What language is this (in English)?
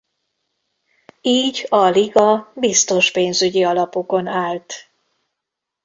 Hungarian